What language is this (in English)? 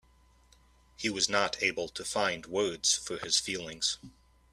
English